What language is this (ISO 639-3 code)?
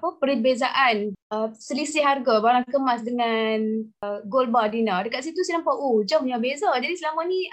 msa